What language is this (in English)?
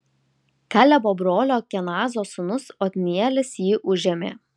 Lithuanian